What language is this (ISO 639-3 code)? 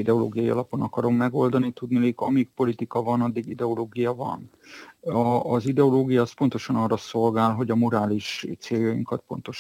hun